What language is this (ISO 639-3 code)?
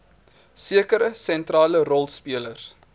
afr